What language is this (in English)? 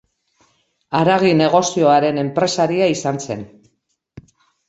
Basque